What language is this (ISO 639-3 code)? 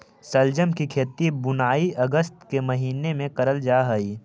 mag